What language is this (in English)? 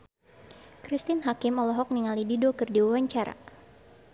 Sundanese